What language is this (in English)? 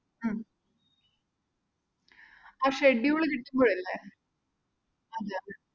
Malayalam